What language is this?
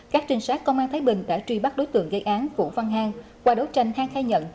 Vietnamese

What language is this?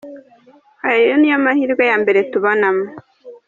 Kinyarwanda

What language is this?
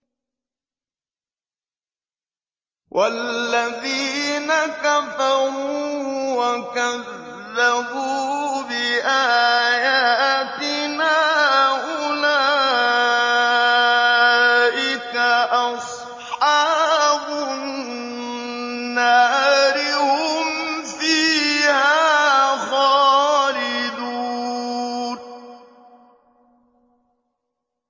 Arabic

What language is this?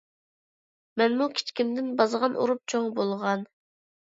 Uyghur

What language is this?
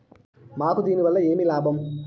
Telugu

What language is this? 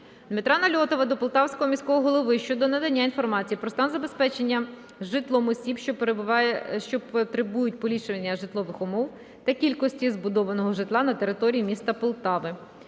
Ukrainian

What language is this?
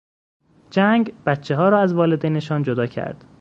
Persian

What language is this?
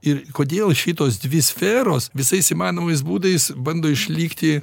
Lithuanian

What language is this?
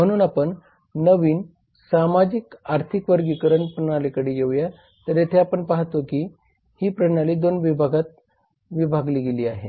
Marathi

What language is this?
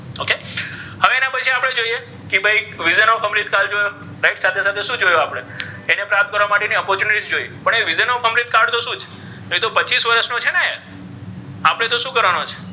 Gujarati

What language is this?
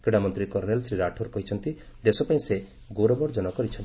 Odia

